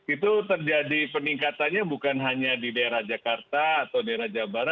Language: Indonesian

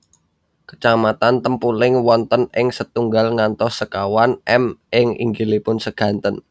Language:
Javanese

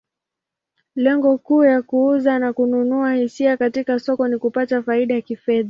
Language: Swahili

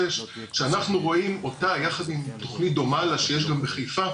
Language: Hebrew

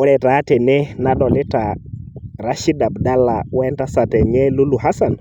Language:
Masai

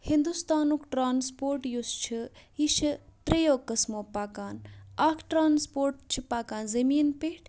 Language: Kashmiri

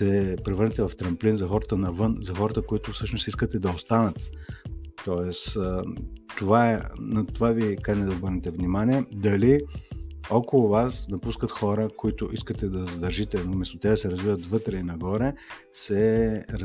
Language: Bulgarian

